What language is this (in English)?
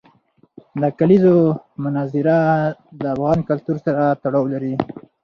Pashto